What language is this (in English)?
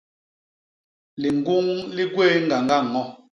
Basaa